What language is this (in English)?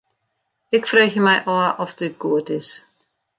Western Frisian